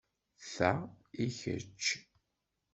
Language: Kabyle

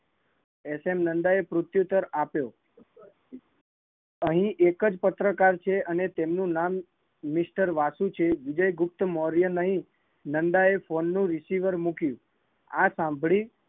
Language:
Gujarati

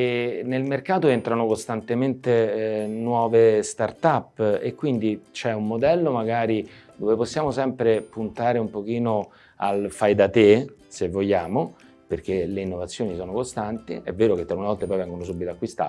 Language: Italian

